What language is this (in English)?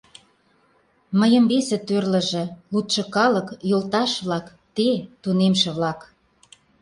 Mari